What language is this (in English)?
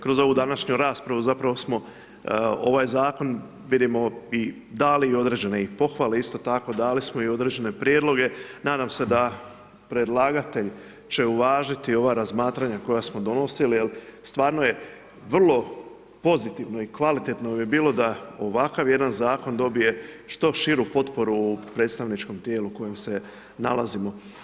Croatian